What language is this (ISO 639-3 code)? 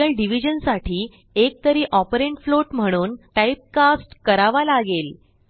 mar